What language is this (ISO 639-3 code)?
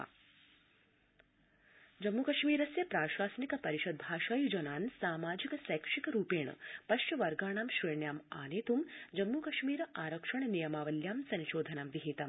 san